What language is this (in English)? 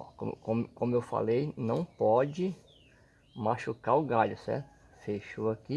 Portuguese